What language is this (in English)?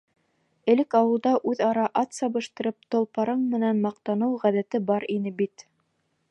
Bashkir